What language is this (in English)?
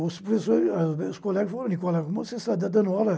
Portuguese